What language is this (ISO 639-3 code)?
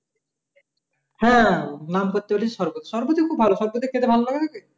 ben